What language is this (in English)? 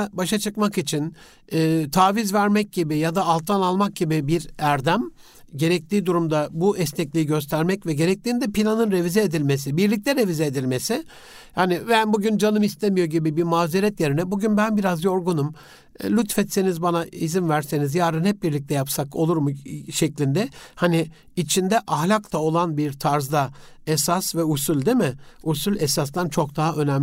Turkish